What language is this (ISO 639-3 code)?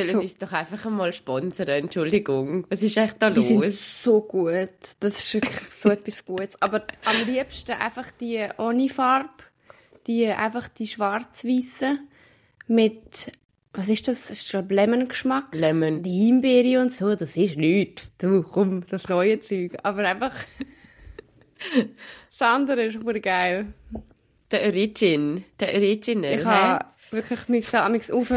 deu